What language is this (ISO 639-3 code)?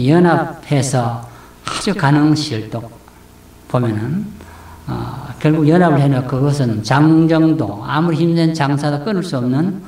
kor